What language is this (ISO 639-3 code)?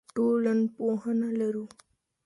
pus